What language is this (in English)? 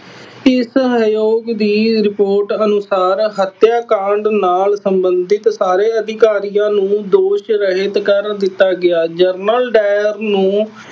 Punjabi